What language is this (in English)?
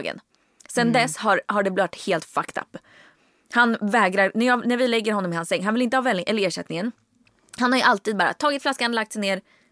Swedish